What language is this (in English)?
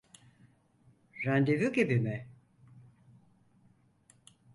Turkish